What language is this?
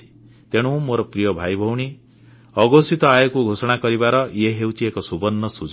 Odia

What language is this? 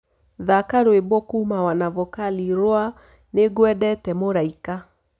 Kikuyu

